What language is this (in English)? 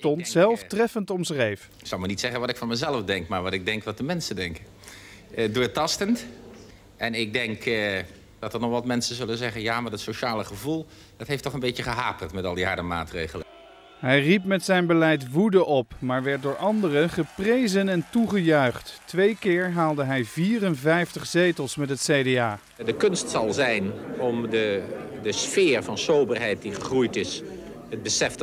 Dutch